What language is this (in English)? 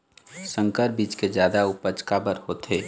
Chhattisgarhi